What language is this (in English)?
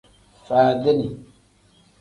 Tem